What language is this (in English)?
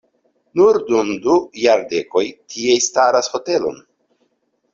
Esperanto